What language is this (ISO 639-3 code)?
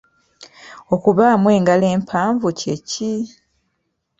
lug